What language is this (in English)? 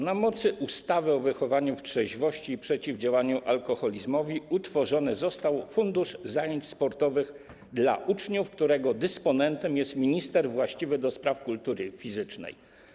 Polish